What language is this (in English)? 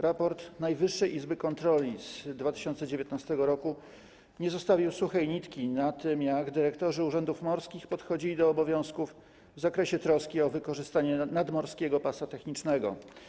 Polish